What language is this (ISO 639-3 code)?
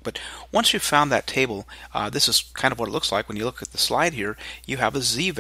eng